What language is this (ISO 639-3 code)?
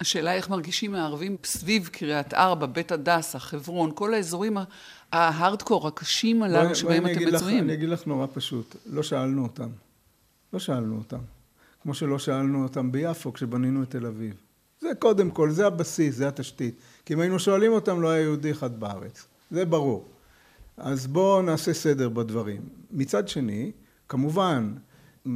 heb